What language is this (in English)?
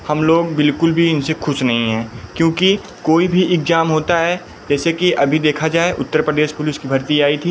Hindi